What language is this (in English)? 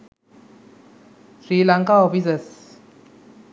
Sinhala